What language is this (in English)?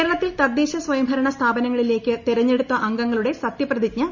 Malayalam